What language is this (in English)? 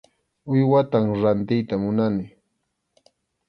Arequipa-La Unión Quechua